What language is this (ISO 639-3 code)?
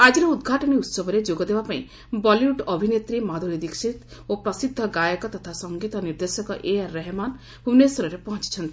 ori